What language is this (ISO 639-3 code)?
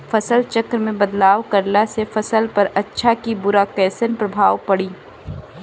bho